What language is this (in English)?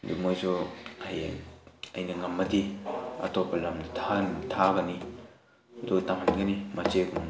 Manipuri